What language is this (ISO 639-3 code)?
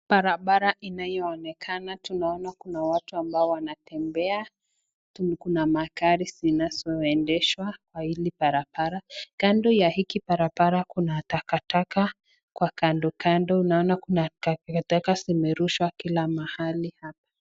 swa